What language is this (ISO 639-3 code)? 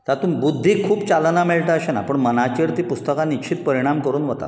kok